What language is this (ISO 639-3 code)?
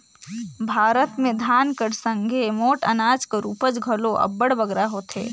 hne